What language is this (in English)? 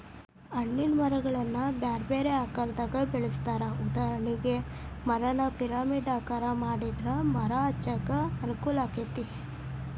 Kannada